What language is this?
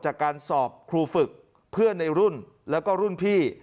Thai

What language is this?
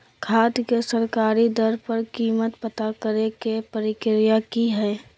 Magahi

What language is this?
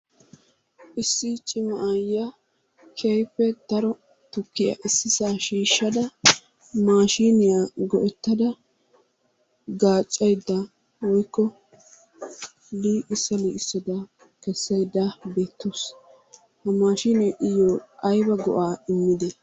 Wolaytta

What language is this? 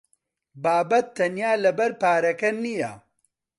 Central Kurdish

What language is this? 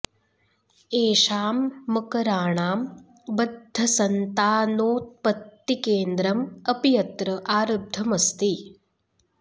Sanskrit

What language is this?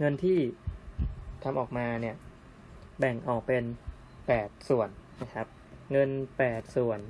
Thai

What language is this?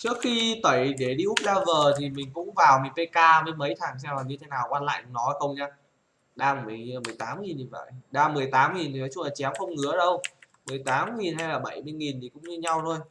Vietnamese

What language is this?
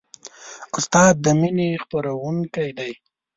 Pashto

